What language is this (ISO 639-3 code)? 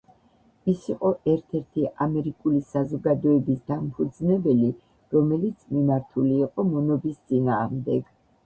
kat